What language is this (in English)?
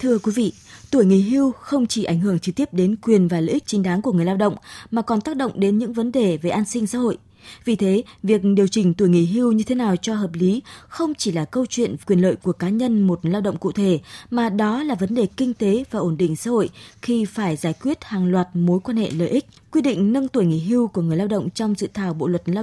Vietnamese